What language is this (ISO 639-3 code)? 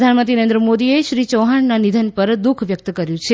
guj